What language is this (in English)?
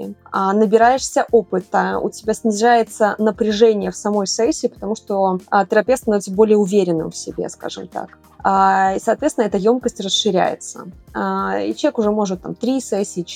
Russian